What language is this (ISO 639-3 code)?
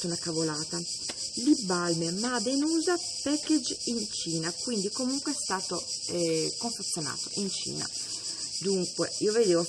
ita